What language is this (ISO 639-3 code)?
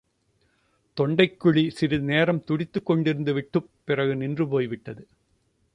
tam